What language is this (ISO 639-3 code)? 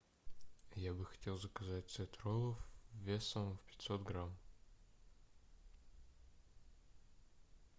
rus